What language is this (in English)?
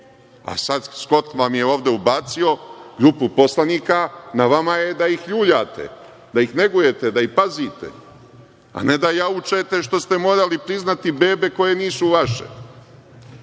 Serbian